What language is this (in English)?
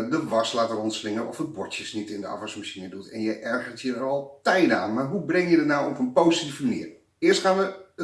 Dutch